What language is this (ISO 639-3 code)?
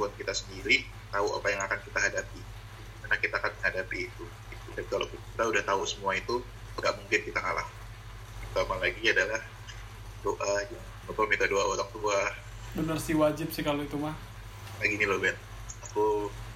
ind